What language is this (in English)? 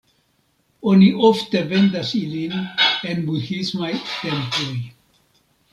Esperanto